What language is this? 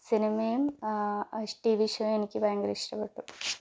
Malayalam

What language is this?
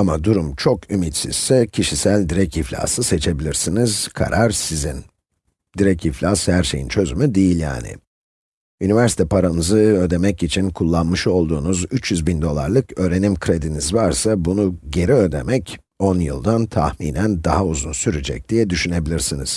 Turkish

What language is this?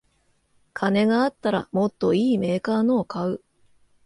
Japanese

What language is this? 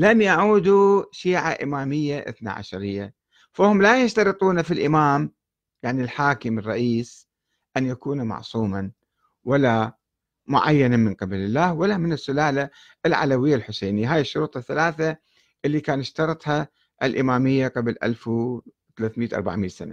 Arabic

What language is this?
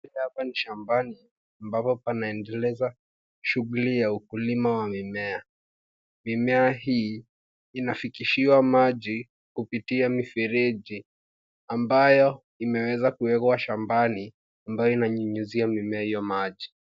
Swahili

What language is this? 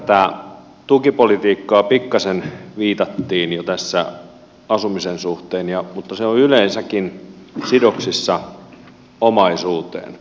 Finnish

